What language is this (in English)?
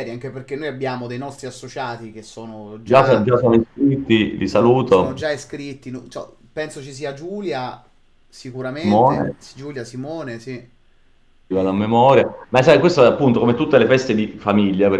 Italian